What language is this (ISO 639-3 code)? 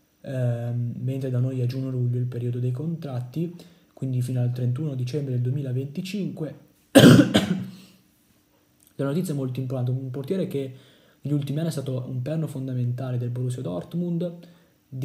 ita